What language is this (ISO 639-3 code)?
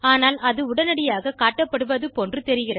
tam